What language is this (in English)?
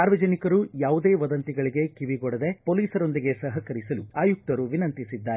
Kannada